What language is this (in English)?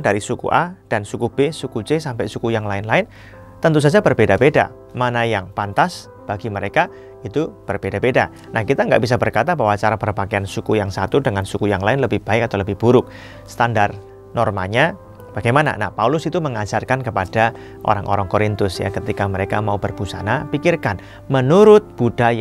Indonesian